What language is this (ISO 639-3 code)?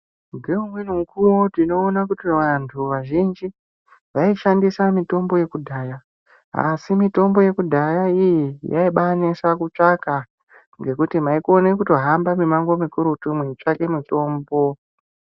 ndc